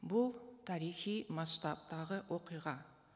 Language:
Kazakh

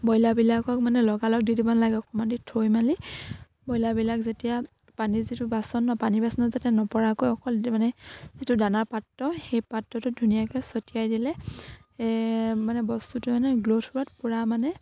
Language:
Assamese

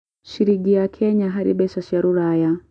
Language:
Kikuyu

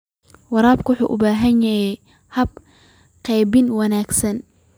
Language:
Somali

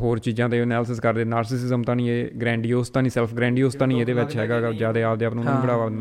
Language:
Punjabi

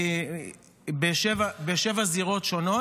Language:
Hebrew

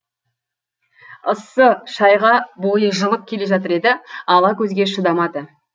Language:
Kazakh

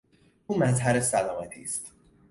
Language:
Persian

